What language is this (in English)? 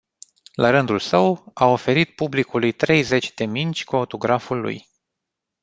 Romanian